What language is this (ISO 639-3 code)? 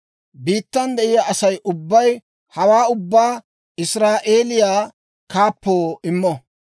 dwr